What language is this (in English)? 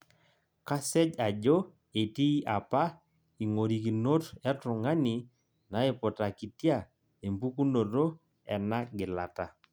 Masai